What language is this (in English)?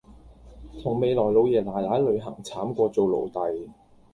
Cantonese